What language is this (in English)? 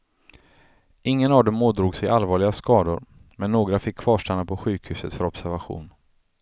Swedish